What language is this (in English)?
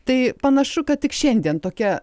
Lithuanian